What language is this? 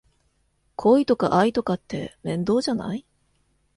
Japanese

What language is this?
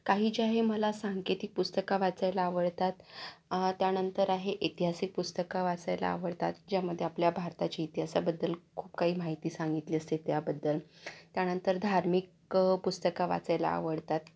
Marathi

